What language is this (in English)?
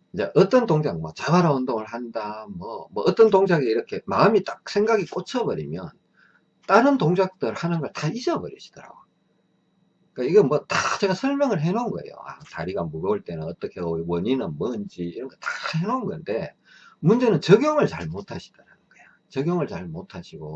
Korean